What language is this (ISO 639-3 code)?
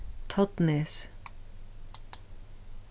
fao